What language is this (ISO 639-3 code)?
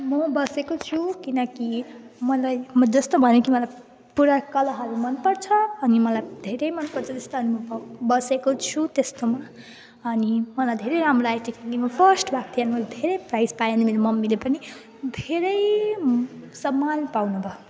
nep